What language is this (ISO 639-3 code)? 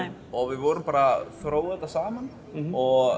isl